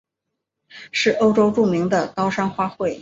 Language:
Chinese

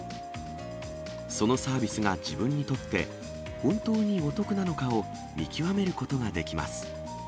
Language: Japanese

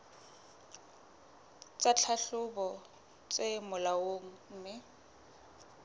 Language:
Southern Sotho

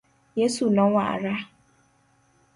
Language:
Luo (Kenya and Tanzania)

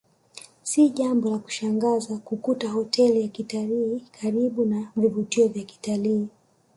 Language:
Swahili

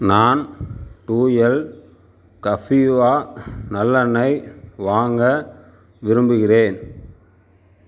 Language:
Tamil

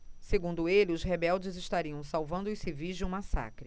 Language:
Portuguese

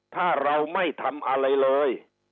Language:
Thai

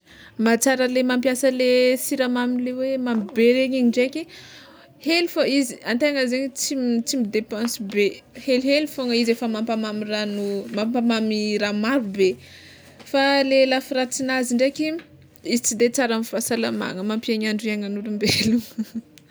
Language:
Tsimihety Malagasy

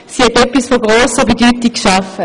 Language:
Swiss German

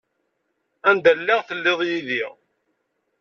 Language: Kabyle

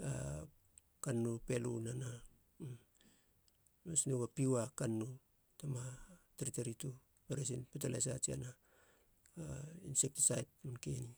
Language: Halia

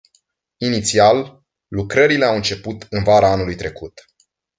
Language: Romanian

